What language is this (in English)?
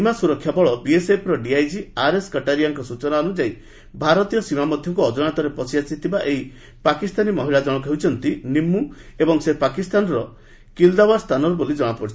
Odia